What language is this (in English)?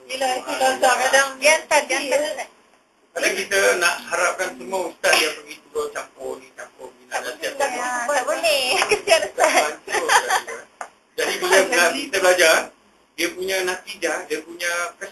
Malay